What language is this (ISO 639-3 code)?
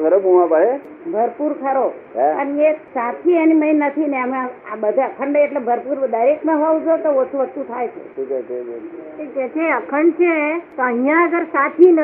guj